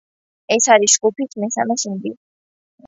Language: Georgian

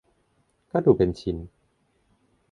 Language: Thai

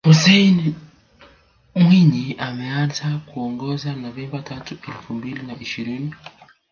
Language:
Swahili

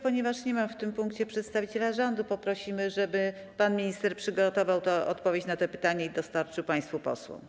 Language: Polish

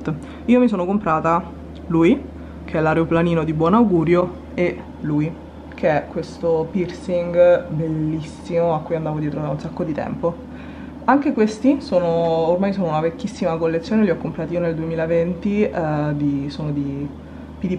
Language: Italian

